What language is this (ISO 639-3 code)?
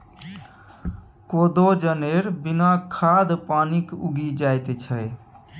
mai